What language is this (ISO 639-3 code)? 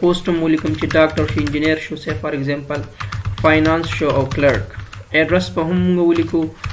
ron